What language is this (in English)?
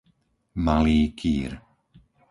Slovak